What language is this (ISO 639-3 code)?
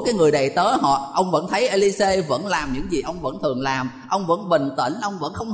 vie